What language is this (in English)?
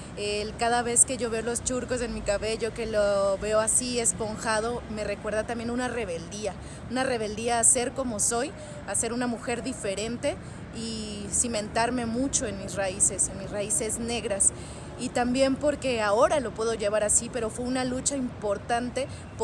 Spanish